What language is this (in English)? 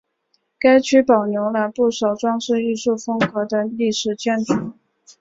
Chinese